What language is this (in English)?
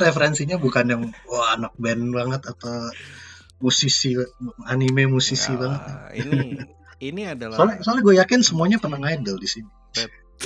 Indonesian